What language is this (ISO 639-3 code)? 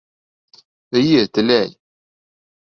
bak